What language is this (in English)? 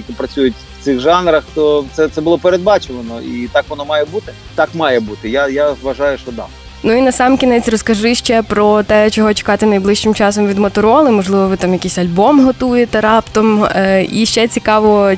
Ukrainian